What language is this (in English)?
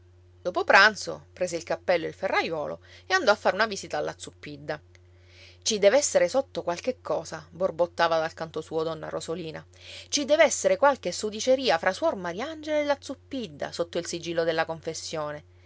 Italian